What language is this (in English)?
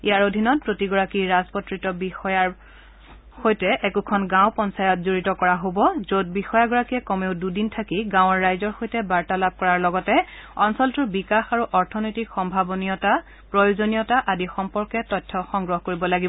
Assamese